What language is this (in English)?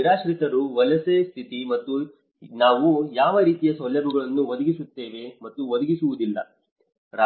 Kannada